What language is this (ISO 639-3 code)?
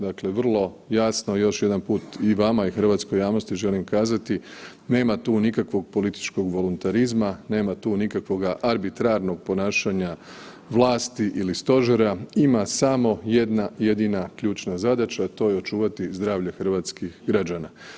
hrv